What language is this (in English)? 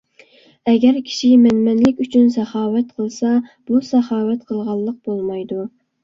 Uyghur